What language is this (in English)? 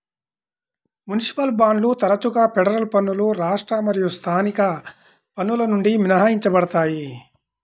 Telugu